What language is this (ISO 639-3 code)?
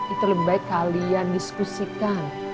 ind